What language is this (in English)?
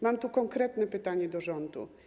Polish